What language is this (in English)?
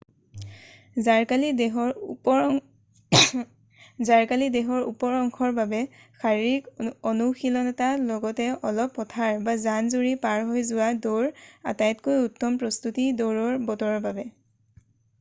Assamese